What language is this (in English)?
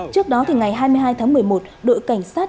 Vietnamese